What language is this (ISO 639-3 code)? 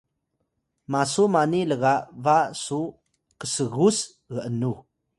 tay